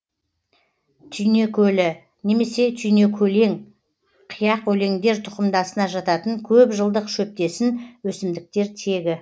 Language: Kazakh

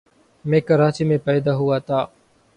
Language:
Urdu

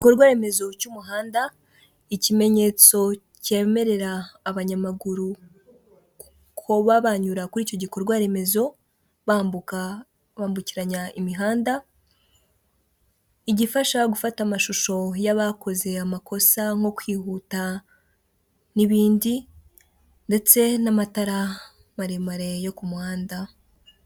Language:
Kinyarwanda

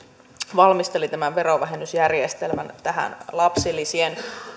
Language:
Finnish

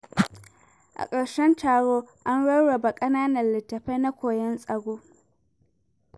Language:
Hausa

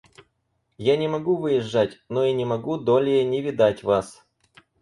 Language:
Russian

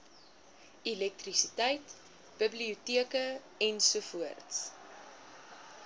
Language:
Afrikaans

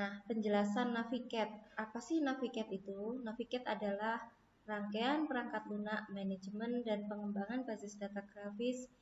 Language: Indonesian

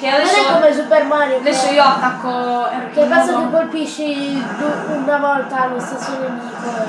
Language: Italian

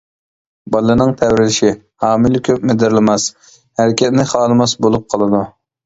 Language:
Uyghur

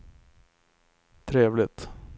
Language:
Swedish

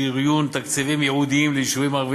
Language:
Hebrew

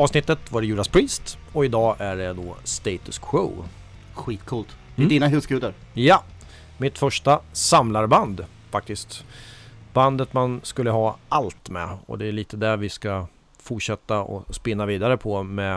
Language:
Swedish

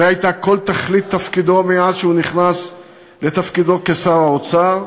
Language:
Hebrew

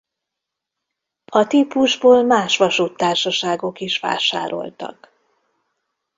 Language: Hungarian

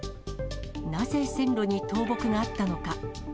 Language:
Japanese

